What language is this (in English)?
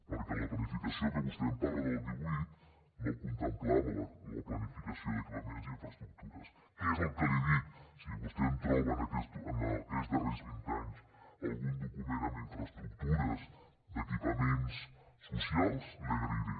Catalan